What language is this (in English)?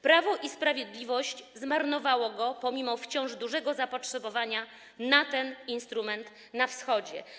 Polish